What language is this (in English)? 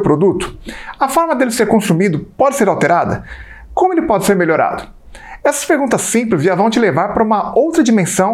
Portuguese